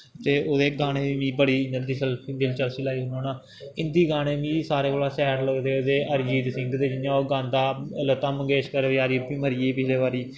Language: Dogri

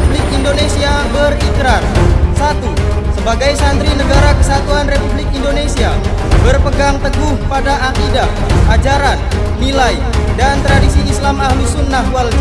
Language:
Indonesian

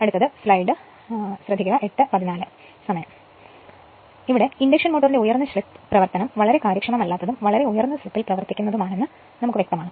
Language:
Malayalam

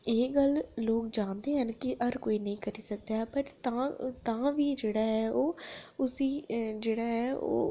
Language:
Dogri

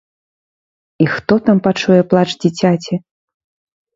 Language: Belarusian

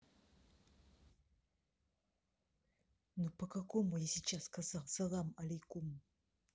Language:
Russian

